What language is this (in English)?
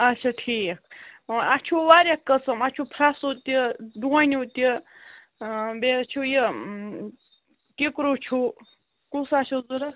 Kashmiri